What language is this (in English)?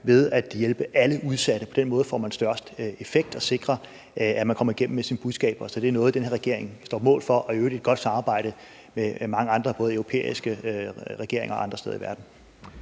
Danish